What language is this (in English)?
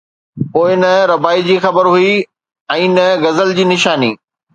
Sindhi